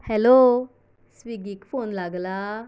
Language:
Konkani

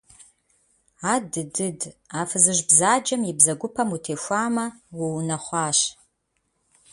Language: Kabardian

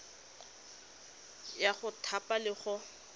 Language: Tswana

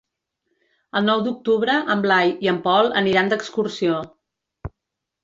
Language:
Catalan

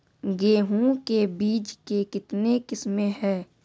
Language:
Maithili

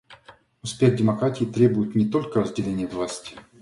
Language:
Russian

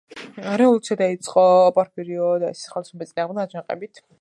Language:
Georgian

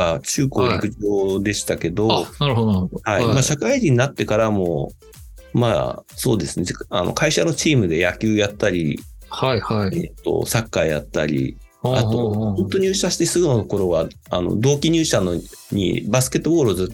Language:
Japanese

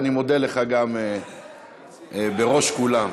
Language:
Hebrew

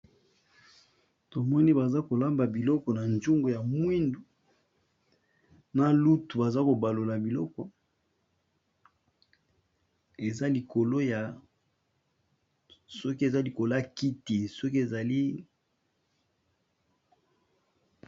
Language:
Lingala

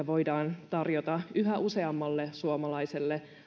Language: Finnish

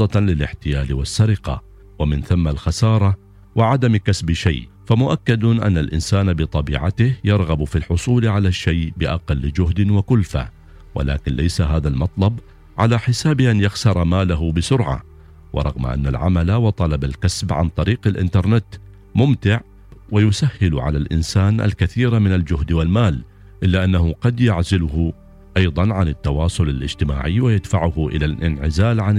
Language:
Arabic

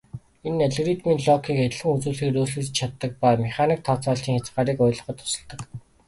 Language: Mongolian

